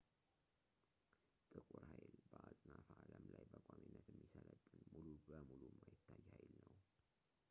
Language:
Amharic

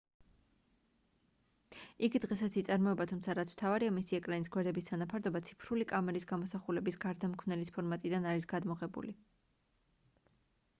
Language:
Georgian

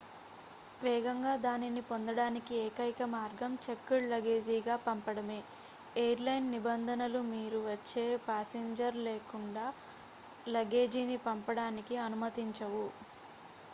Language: Telugu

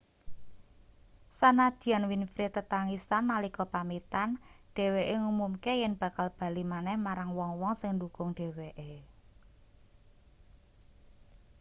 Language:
Javanese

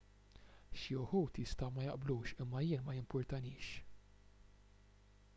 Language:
Maltese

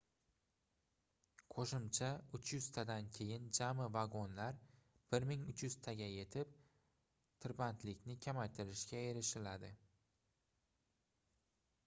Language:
Uzbek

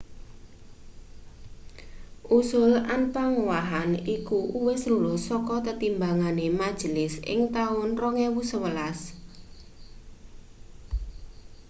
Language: Javanese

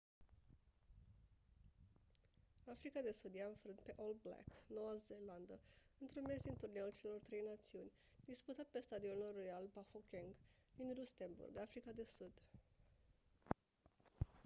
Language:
Romanian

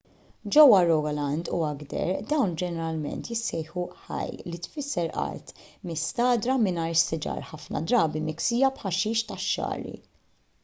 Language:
Maltese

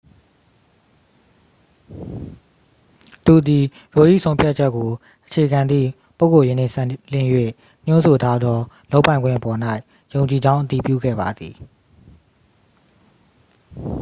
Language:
Burmese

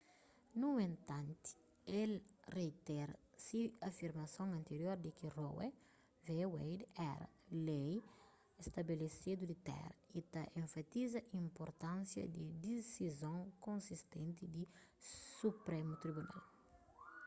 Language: Kabuverdianu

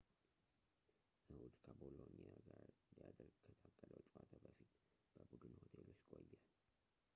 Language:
Amharic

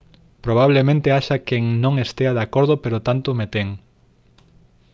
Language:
Galician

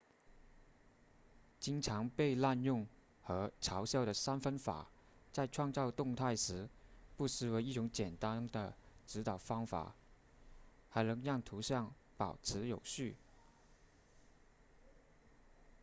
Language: Chinese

